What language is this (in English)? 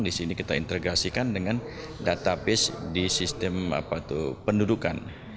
Indonesian